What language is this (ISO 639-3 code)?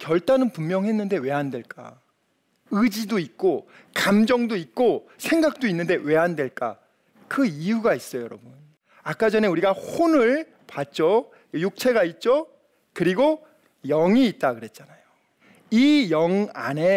kor